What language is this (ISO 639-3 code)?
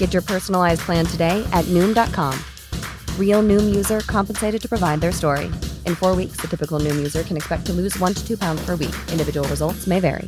fas